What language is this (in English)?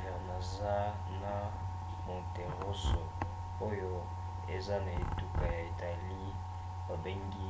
Lingala